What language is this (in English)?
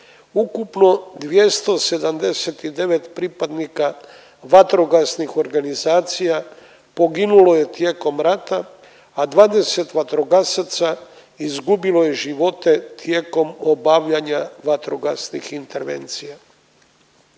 Croatian